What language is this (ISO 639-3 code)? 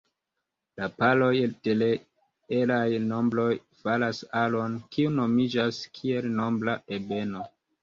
epo